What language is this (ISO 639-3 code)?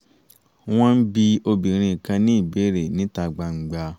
yor